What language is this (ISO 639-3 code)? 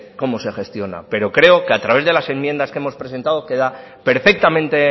spa